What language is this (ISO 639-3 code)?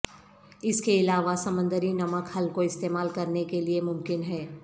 urd